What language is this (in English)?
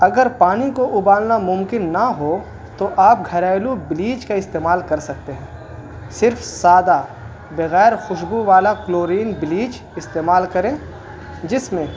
Urdu